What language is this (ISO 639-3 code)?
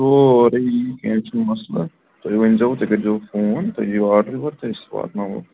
kas